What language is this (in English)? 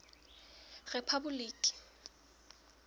Southern Sotho